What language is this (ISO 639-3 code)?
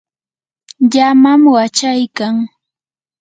qur